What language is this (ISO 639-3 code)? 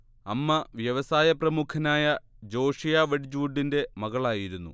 mal